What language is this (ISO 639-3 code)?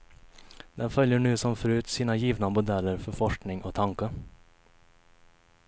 swe